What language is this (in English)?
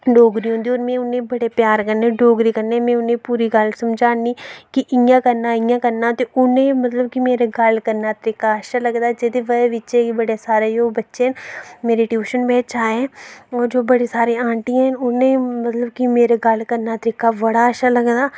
Dogri